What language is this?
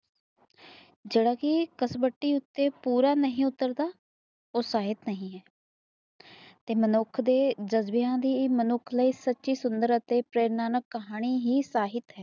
Punjabi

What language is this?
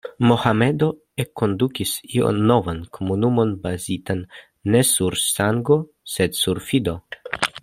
Esperanto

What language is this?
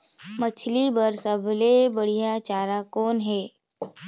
Chhattisgarhi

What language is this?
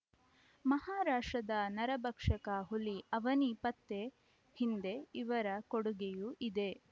Kannada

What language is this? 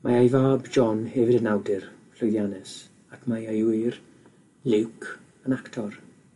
Welsh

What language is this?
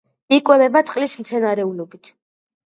Georgian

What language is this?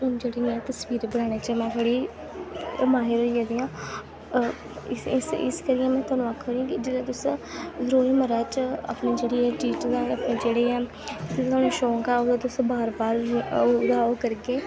Dogri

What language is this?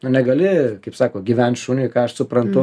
Lithuanian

